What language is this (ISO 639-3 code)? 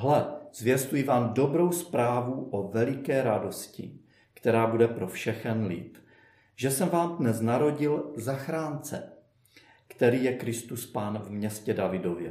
ces